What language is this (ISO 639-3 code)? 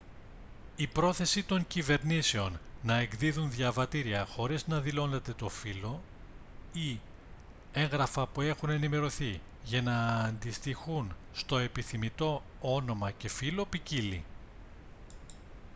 ell